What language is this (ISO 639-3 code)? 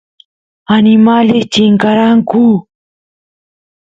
qus